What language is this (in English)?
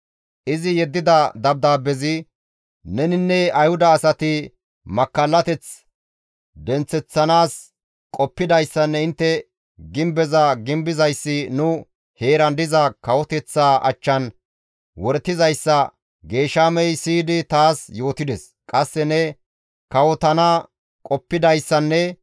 Gamo